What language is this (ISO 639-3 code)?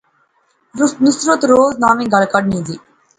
phr